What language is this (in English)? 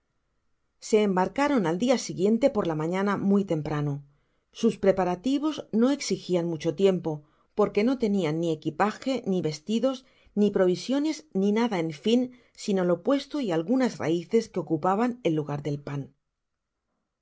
Spanish